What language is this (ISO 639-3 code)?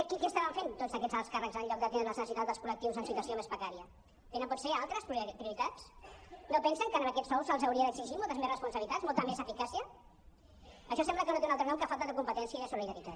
cat